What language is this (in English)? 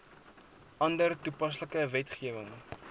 Afrikaans